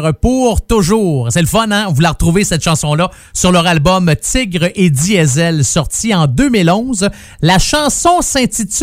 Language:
French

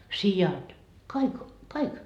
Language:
Finnish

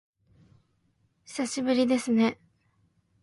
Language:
Japanese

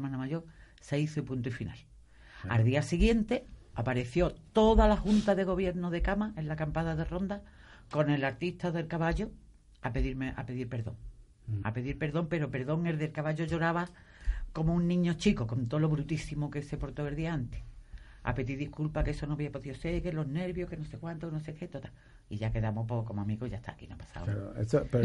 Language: Spanish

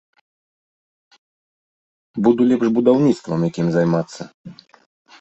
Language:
Belarusian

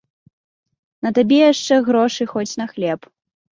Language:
Belarusian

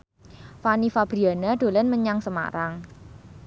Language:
Javanese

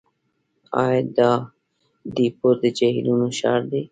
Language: Pashto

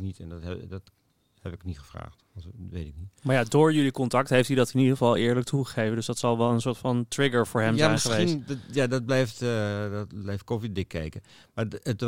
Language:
Dutch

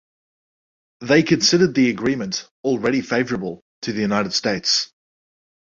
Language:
English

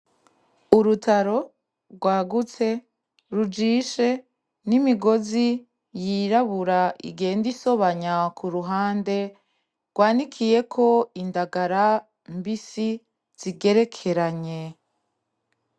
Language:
Rundi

